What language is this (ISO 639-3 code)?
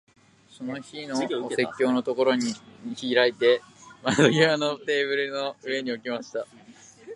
jpn